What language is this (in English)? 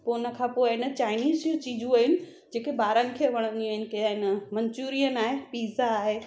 Sindhi